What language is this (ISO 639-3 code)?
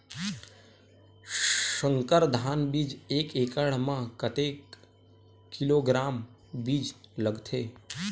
hne